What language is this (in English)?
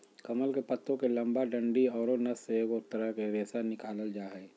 Magahi